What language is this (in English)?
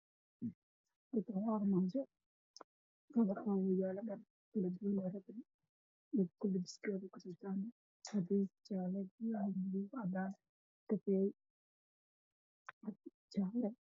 Somali